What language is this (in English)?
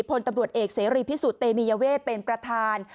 Thai